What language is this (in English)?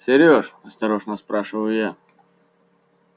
Russian